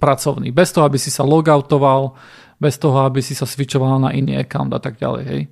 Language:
Slovak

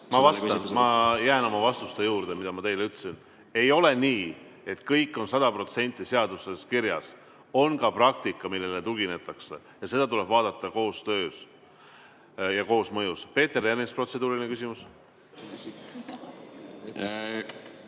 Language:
Estonian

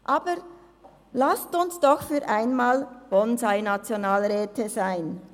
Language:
Swiss German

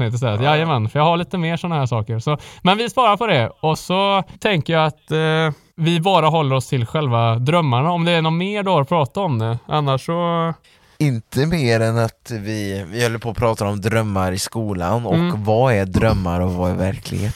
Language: Swedish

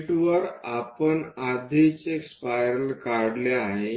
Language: Marathi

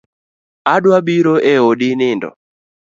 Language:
Luo (Kenya and Tanzania)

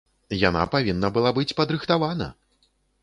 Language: Belarusian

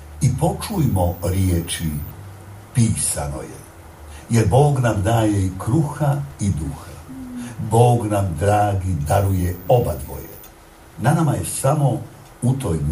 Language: Croatian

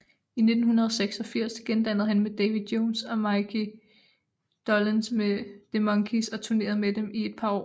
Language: Danish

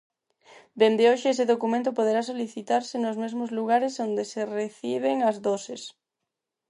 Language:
Galician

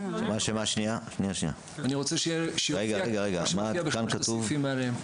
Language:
Hebrew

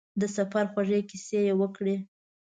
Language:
Pashto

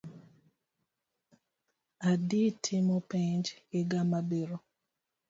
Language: Luo (Kenya and Tanzania)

